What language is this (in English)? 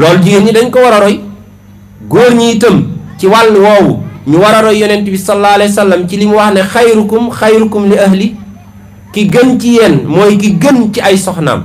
Indonesian